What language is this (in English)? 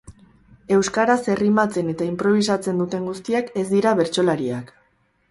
Basque